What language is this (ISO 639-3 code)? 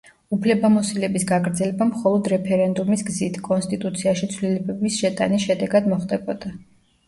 kat